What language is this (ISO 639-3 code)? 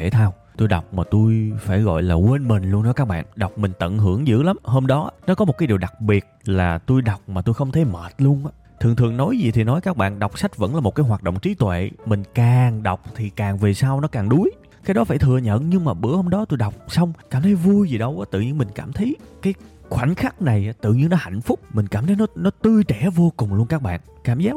vie